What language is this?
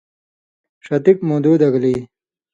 Indus Kohistani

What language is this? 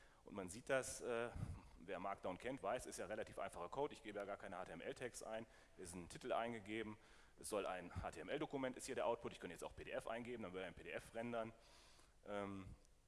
German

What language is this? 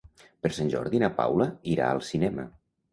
Catalan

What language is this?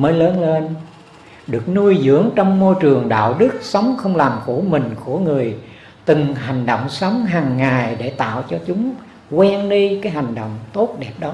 Vietnamese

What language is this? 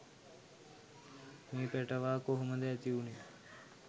Sinhala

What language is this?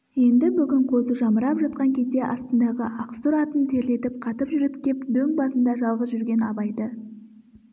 Kazakh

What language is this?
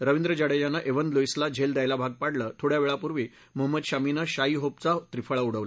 Marathi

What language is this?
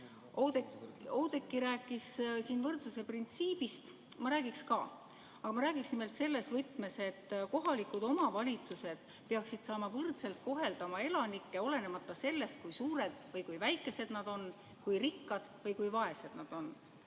Estonian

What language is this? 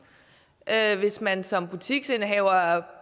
Danish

